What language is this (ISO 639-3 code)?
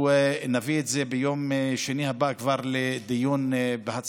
heb